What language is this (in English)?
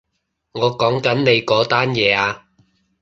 Cantonese